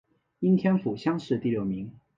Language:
Chinese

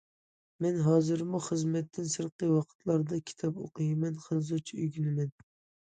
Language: Uyghur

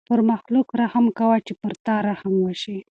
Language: Pashto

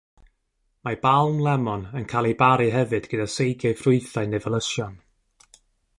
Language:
Welsh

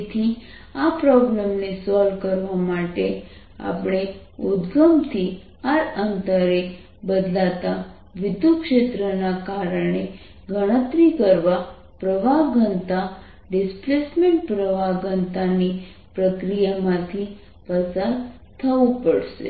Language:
Gujarati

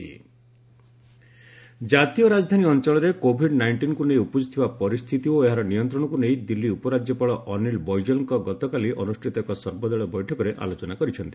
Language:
Odia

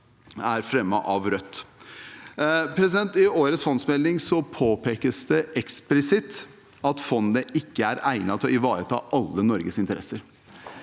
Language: Norwegian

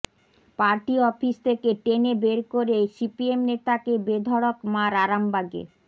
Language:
Bangla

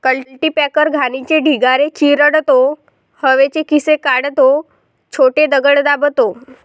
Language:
Marathi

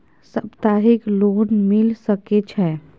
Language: Maithili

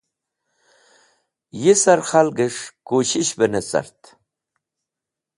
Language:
Wakhi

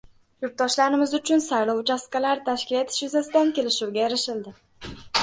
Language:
Uzbek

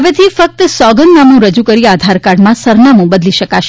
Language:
Gujarati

